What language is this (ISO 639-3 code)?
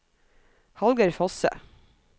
nor